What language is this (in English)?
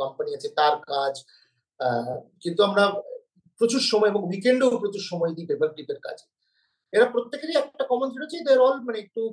Bangla